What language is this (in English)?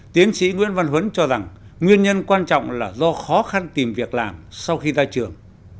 Vietnamese